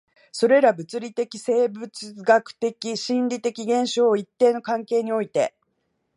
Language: Japanese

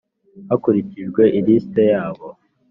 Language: Kinyarwanda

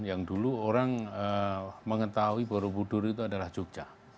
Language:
Indonesian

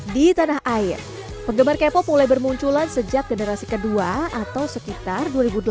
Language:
Indonesian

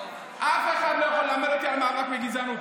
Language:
Hebrew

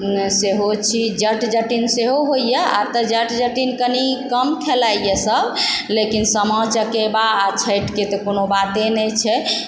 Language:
Maithili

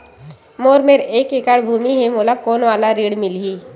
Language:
Chhattisgarhi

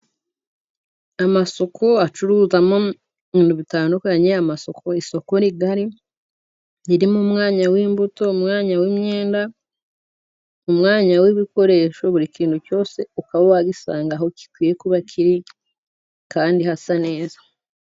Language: Kinyarwanda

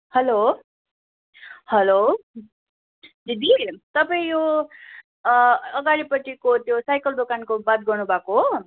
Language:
Nepali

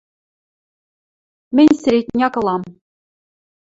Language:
Western Mari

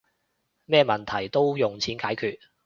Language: Cantonese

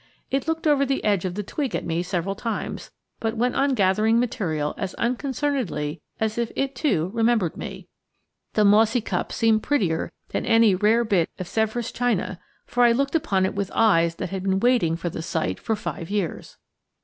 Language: English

